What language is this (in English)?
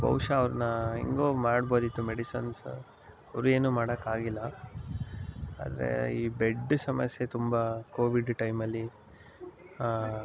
Kannada